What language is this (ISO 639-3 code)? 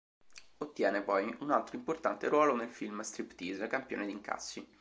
ita